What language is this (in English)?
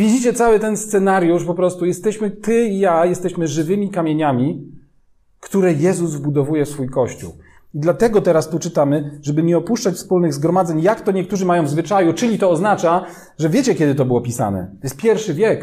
Polish